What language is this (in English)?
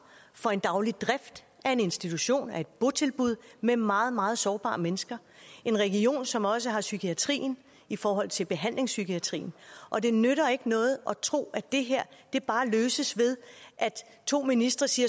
Danish